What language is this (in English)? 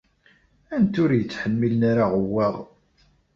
Kabyle